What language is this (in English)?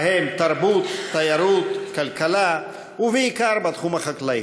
Hebrew